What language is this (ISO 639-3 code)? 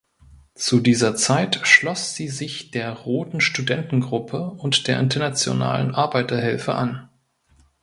deu